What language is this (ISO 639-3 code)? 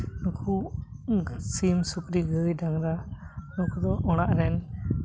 sat